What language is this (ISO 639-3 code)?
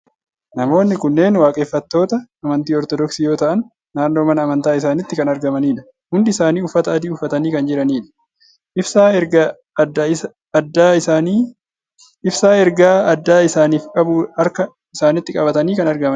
orm